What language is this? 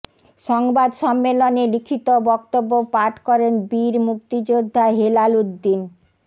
Bangla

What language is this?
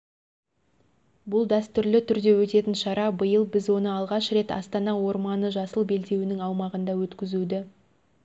Kazakh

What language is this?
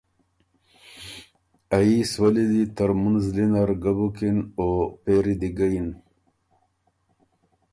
Ormuri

